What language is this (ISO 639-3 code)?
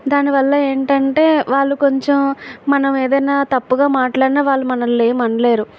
tel